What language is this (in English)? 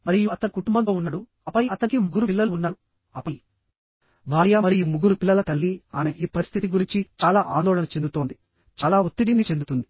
Telugu